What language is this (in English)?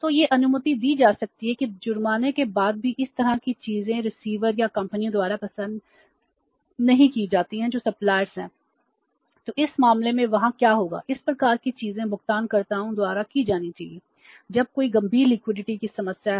Hindi